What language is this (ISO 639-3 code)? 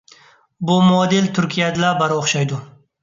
uig